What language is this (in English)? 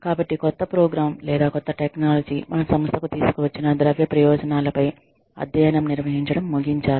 Telugu